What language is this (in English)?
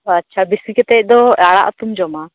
Santali